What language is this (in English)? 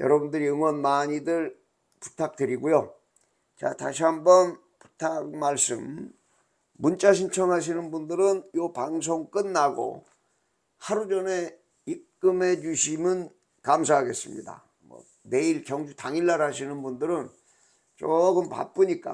Korean